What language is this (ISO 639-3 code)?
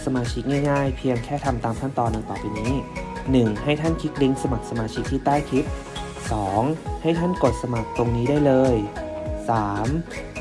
tha